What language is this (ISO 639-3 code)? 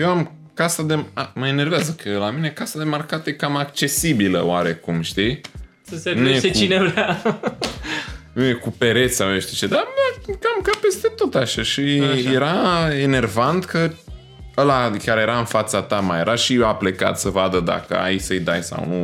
ron